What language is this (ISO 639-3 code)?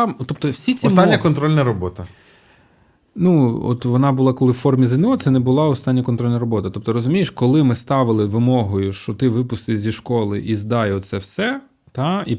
ukr